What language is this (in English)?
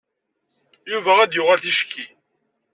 Kabyle